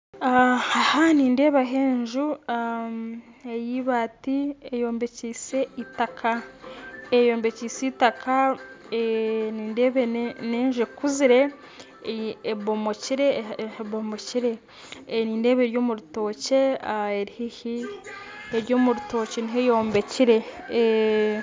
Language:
Nyankole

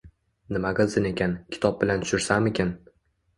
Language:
Uzbek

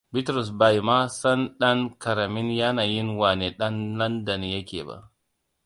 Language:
Hausa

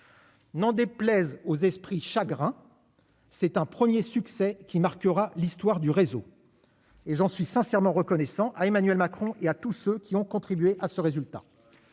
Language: French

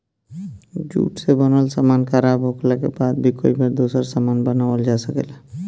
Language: Bhojpuri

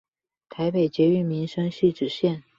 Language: Chinese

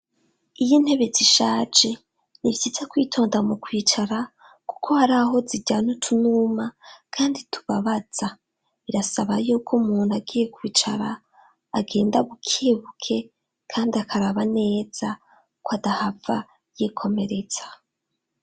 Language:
Rundi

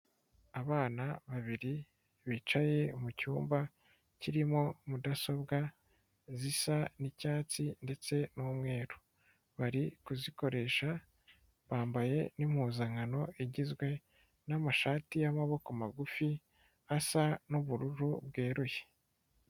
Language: Kinyarwanda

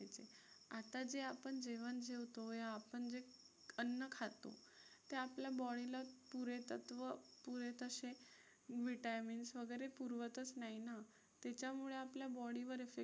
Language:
Marathi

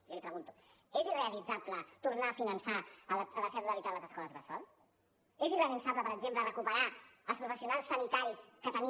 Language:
Catalan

